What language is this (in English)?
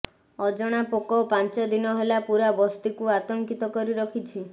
Odia